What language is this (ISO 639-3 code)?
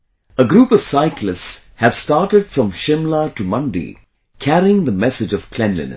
eng